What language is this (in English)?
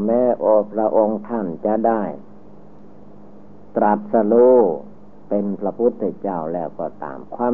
Thai